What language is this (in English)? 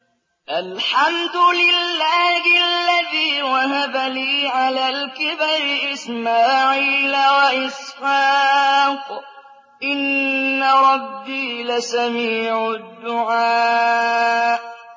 Arabic